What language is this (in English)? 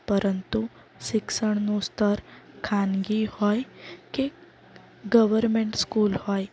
Gujarati